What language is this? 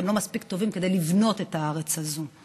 Hebrew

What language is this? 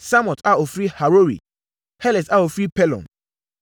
Akan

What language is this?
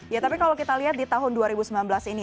Indonesian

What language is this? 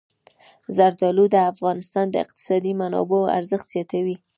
Pashto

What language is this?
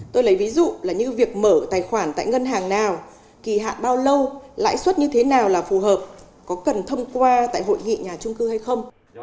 Vietnamese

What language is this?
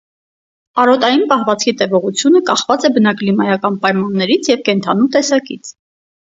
Armenian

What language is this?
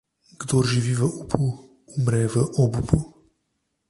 Slovenian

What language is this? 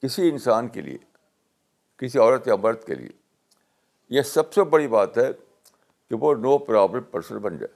Urdu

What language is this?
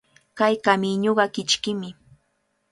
Cajatambo North Lima Quechua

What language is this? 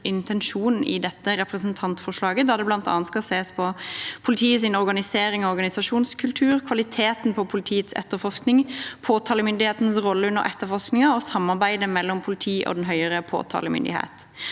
Norwegian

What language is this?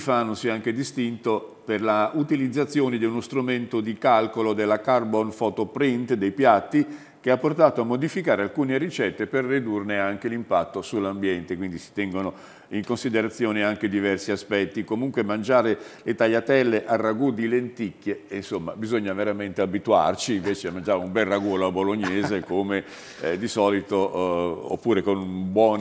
Italian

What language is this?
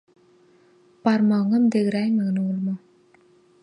Turkmen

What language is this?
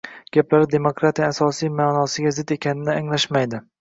Uzbek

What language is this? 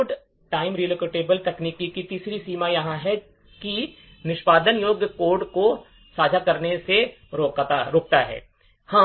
Hindi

